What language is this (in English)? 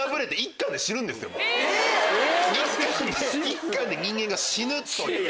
Japanese